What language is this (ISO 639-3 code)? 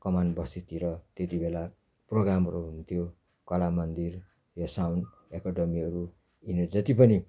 nep